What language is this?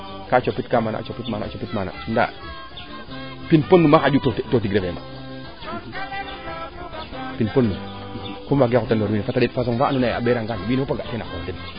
Serer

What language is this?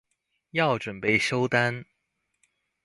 Chinese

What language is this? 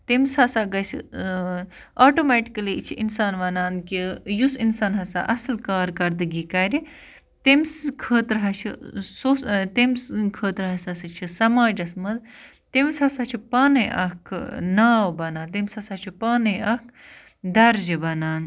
Kashmiri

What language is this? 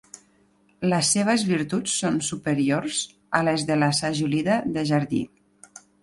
Catalan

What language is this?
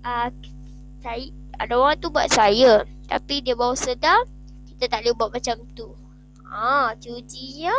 Malay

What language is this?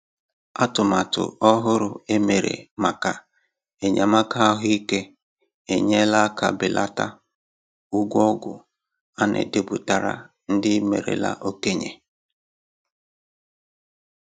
Igbo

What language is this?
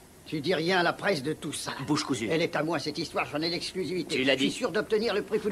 French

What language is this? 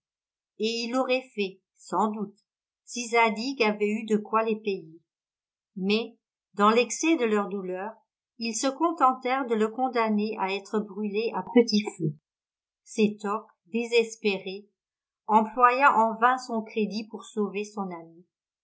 French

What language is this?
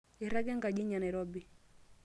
Masai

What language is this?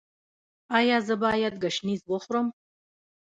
Pashto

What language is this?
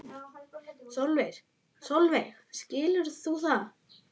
Icelandic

